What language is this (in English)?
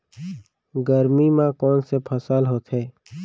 Chhattisgarhi